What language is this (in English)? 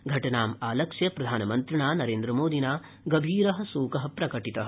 Sanskrit